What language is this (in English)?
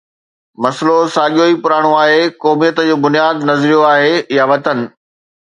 Sindhi